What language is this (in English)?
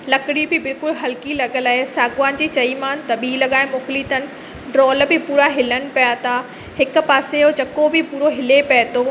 Sindhi